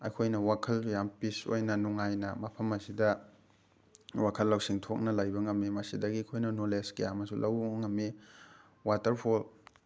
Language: Manipuri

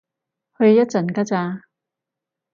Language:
Cantonese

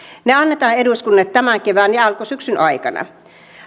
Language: Finnish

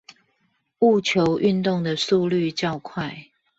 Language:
Chinese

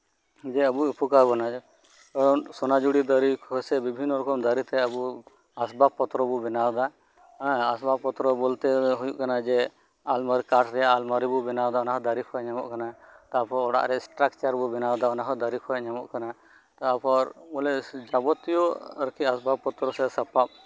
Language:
Santali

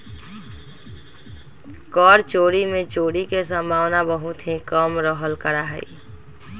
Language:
Magahi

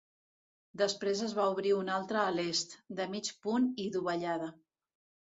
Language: Catalan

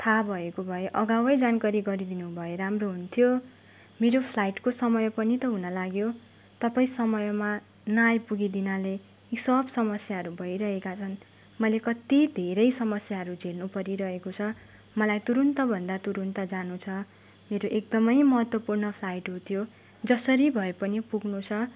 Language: Nepali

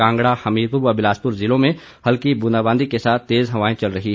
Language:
Hindi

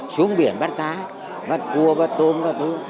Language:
Vietnamese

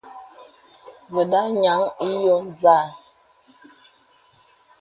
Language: Bebele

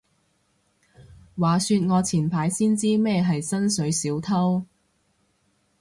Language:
Cantonese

